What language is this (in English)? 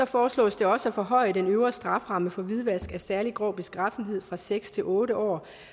Danish